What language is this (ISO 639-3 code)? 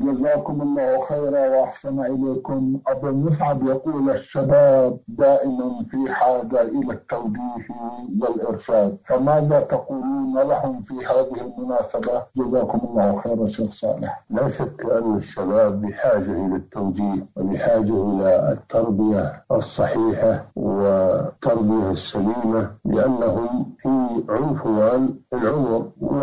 ara